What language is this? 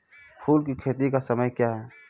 Maithili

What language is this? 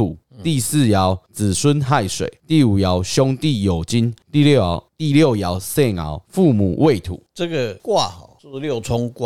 Chinese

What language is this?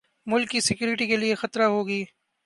Urdu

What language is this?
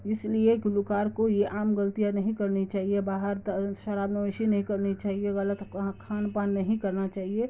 Urdu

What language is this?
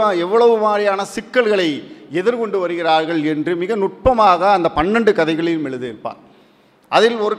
Tamil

